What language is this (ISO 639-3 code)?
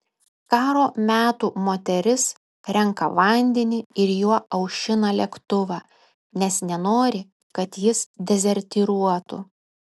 lit